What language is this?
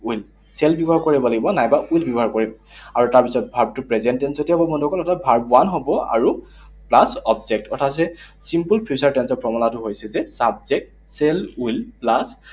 Assamese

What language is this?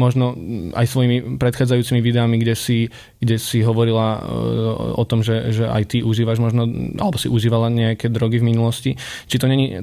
Slovak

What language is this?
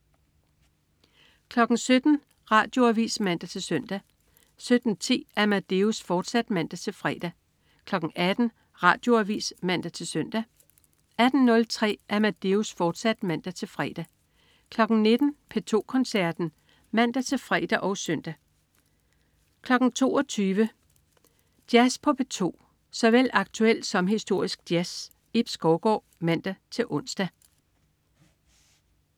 Danish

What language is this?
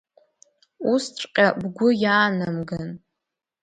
Abkhazian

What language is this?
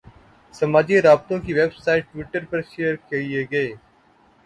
Urdu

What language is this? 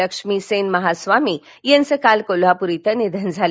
Marathi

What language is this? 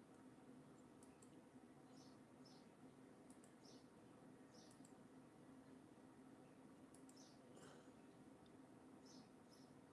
Italian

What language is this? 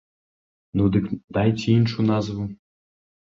Belarusian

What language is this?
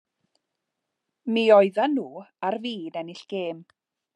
Welsh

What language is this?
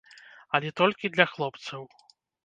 Belarusian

